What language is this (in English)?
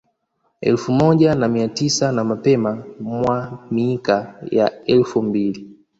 Swahili